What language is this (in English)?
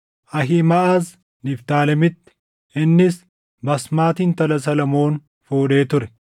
Oromo